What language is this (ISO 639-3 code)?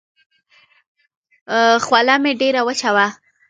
pus